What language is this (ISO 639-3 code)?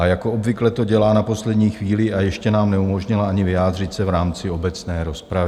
ces